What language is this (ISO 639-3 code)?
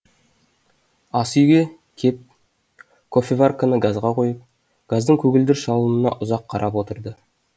kaz